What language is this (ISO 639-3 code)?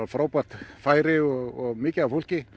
isl